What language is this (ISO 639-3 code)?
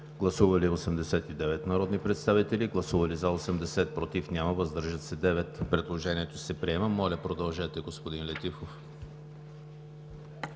bul